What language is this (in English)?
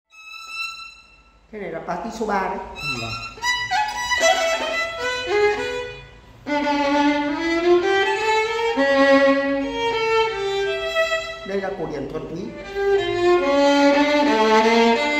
Thai